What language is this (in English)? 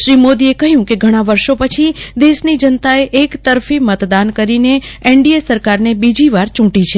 Gujarati